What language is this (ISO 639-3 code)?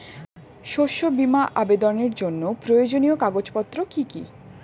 ben